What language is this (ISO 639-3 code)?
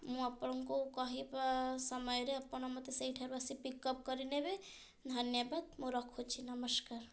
ori